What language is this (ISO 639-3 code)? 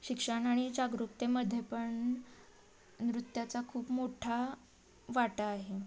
mar